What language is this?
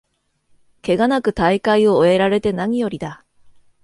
Japanese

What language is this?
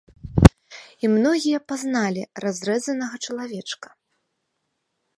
Belarusian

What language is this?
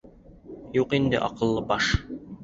Bashkir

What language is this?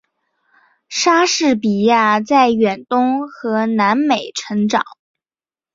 Chinese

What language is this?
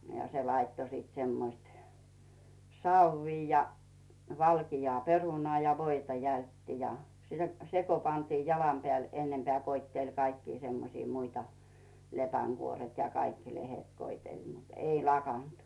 Finnish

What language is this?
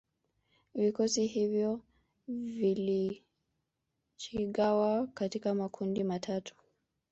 Swahili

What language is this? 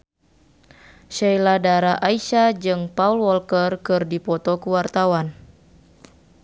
Sundanese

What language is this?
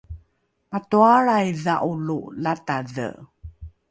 Rukai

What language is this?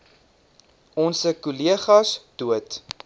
Afrikaans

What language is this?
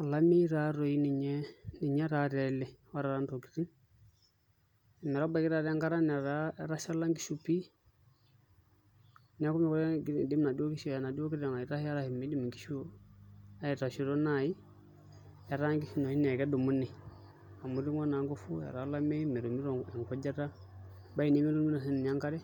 Masai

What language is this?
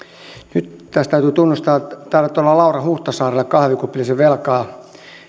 Finnish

